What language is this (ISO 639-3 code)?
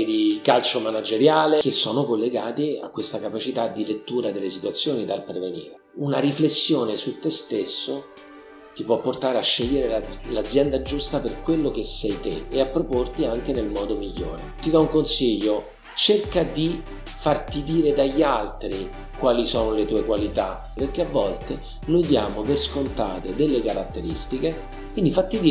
ita